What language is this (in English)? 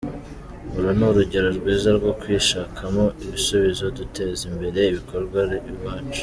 Kinyarwanda